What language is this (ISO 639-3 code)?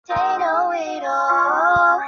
zho